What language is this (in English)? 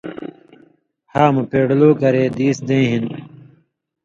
Indus Kohistani